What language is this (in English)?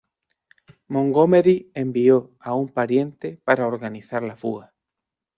Spanish